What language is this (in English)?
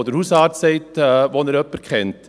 Swiss German